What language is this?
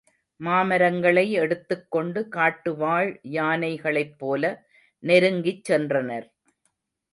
Tamil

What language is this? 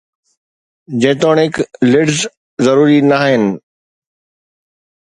Sindhi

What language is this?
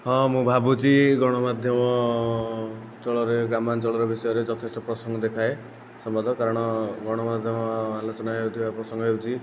Odia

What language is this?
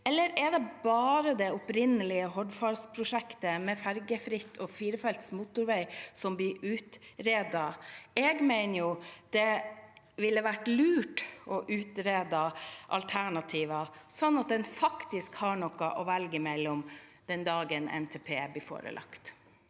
Norwegian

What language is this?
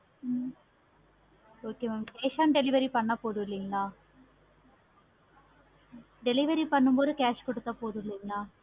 Tamil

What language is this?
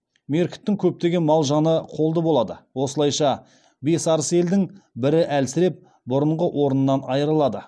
Kazakh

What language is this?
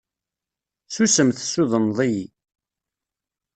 Kabyle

